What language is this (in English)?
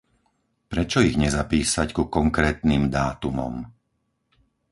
Slovak